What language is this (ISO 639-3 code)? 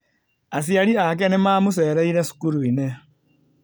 kik